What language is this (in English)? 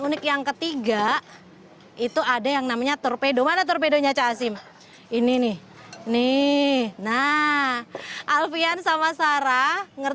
Indonesian